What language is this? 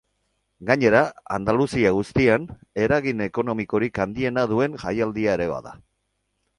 Basque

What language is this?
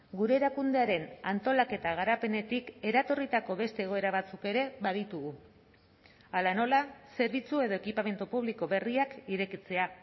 Basque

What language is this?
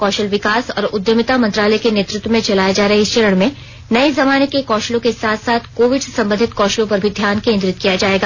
Hindi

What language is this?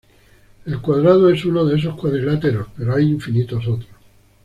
Spanish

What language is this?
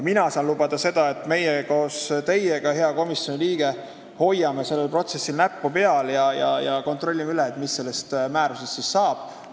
Estonian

